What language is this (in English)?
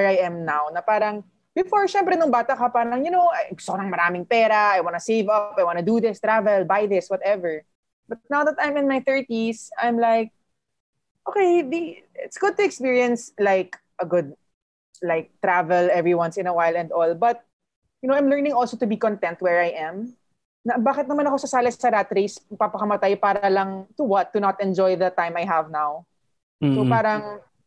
Filipino